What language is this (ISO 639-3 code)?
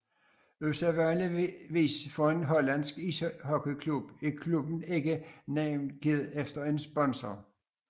dan